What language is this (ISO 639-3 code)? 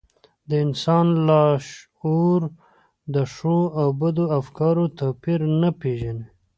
pus